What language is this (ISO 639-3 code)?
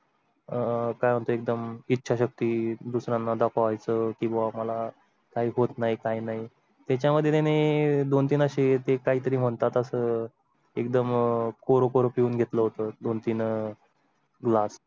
mar